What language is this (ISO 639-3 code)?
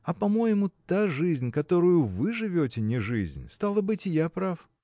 rus